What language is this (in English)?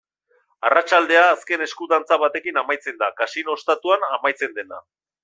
Basque